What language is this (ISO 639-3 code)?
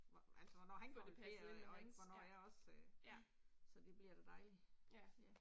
dan